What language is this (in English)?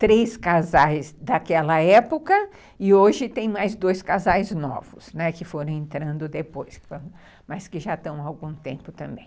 Portuguese